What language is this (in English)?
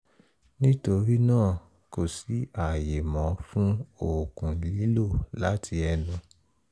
Yoruba